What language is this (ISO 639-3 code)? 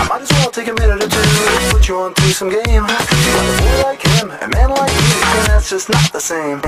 eng